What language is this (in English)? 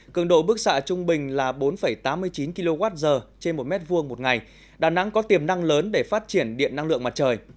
Vietnamese